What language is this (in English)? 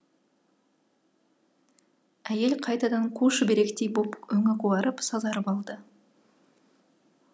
Kazakh